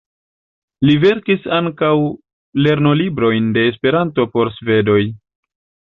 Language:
Esperanto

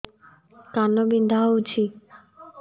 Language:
Odia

